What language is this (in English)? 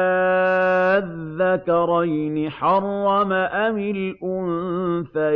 Arabic